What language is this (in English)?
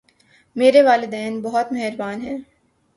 Urdu